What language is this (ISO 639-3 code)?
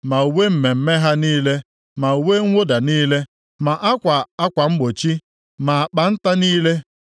ibo